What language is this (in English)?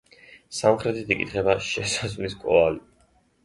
Georgian